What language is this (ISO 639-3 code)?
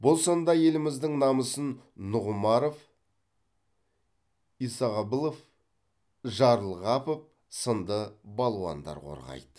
kaz